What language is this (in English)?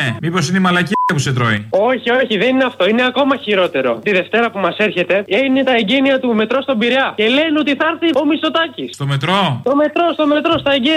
Greek